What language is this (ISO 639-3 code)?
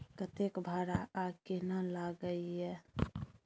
mai